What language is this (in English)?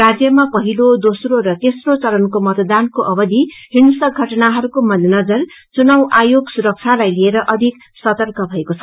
Nepali